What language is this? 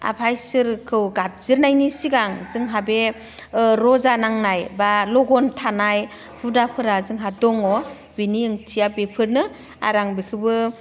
Bodo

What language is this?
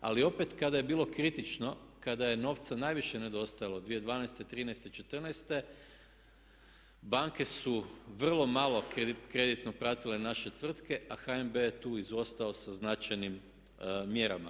Croatian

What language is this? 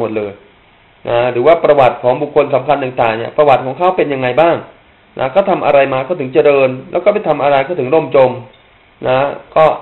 Thai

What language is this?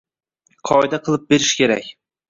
Uzbek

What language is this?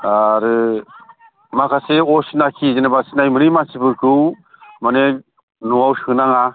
Bodo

